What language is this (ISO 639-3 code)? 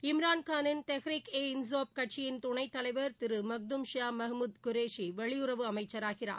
tam